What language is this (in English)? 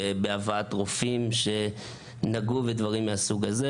Hebrew